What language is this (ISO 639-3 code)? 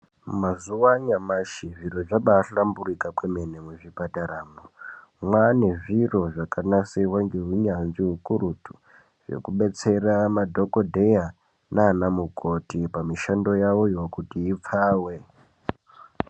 ndc